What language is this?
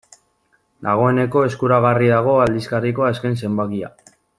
Basque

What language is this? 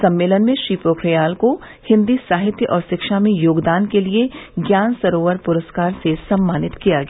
Hindi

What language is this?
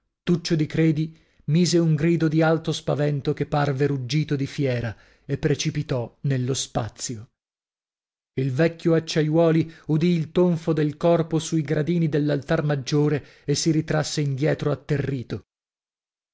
Italian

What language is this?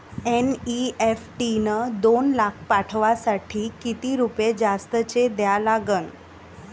Marathi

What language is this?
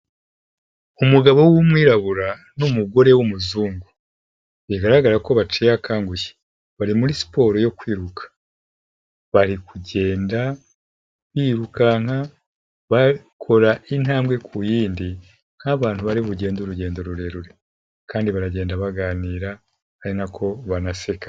Kinyarwanda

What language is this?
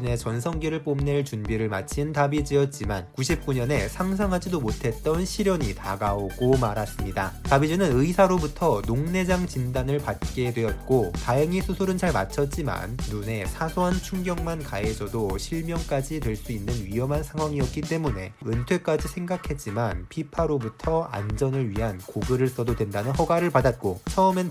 Korean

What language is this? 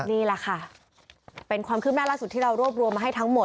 Thai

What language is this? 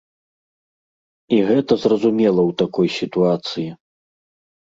Belarusian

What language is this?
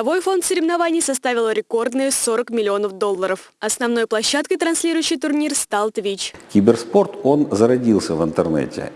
Russian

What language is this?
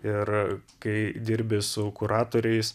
Lithuanian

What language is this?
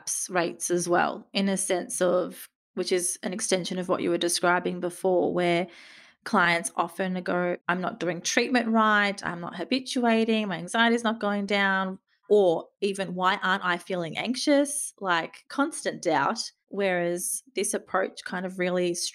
English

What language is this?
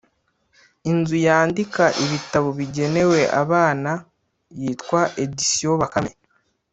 Kinyarwanda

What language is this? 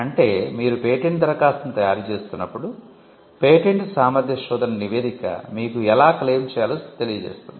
Telugu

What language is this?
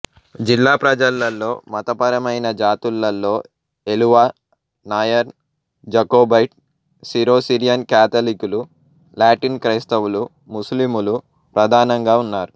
Telugu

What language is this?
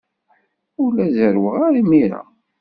Kabyle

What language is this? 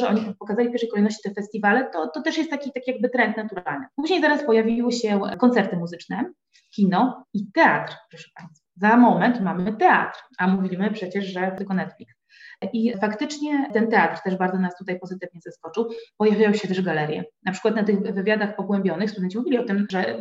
Polish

